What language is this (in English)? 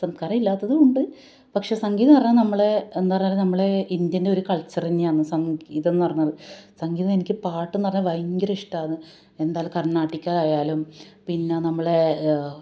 Malayalam